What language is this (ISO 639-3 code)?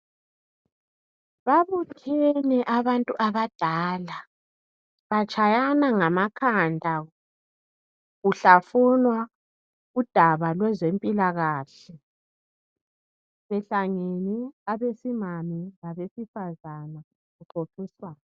nde